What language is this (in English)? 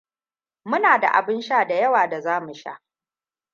Hausa